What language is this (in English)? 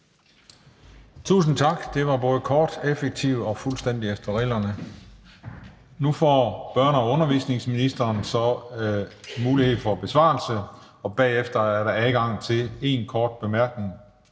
Danish